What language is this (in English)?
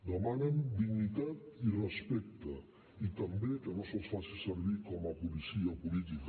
Catalan